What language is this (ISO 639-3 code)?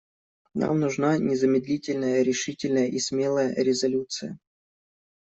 rus